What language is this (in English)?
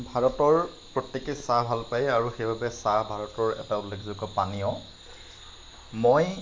Assamese